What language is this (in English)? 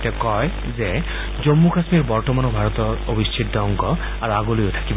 Assamese